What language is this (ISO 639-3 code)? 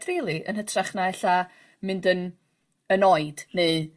cym